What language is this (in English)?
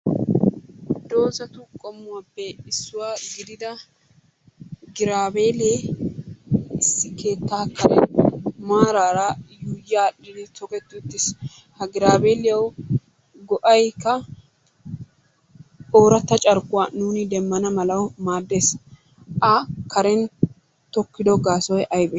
Wolaytta